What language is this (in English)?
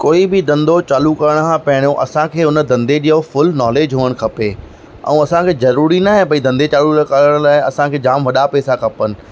Sindhi